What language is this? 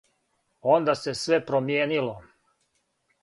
Serbian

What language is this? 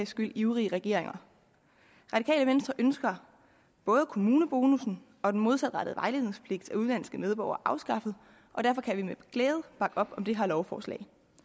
Danish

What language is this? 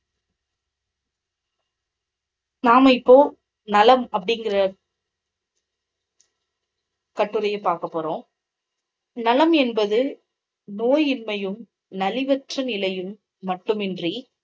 Tamil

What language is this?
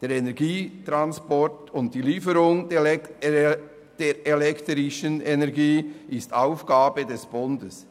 Swiss German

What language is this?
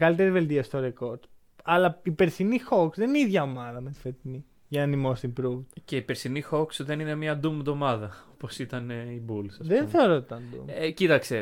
Greek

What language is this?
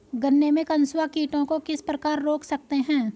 Hindi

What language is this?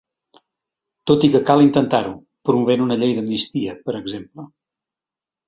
Catalan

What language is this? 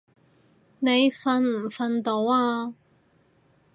Cantonese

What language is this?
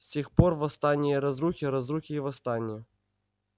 Russian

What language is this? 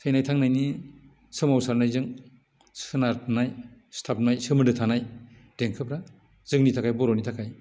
Bodo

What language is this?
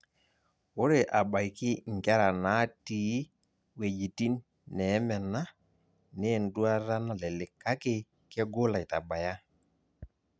Masai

